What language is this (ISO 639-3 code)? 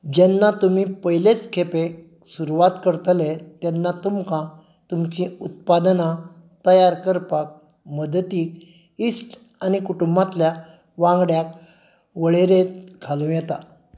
kok